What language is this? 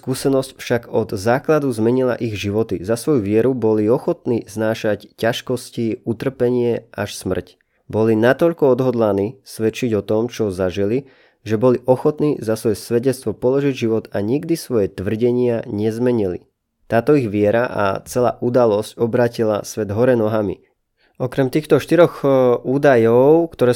Slovak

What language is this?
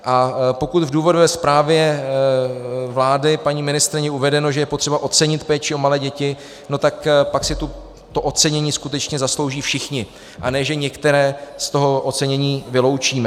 Czech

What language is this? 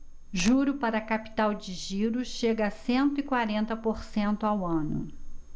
Portuguese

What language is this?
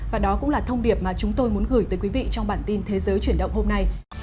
Vietnamese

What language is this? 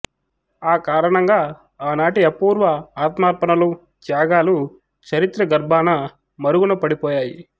Telugu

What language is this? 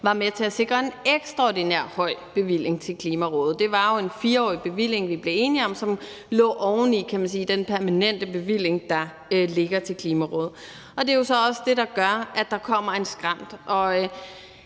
Danish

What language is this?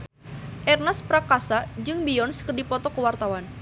Sundanese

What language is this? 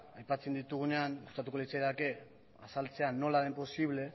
Basque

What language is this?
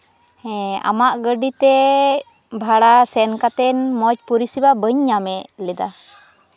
Santali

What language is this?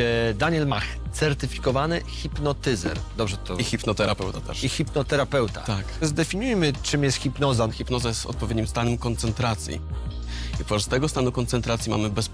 Polish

